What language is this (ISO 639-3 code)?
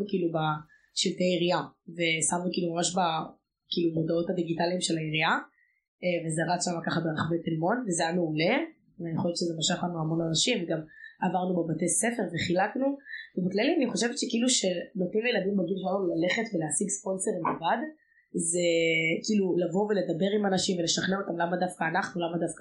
heb